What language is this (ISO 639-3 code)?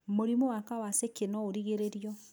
kik